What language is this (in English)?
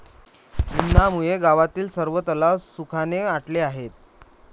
Marathi